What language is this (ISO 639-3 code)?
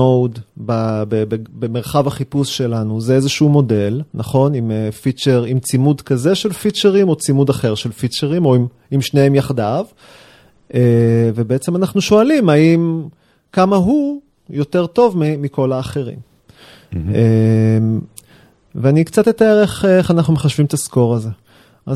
heb